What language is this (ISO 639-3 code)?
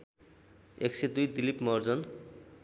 nep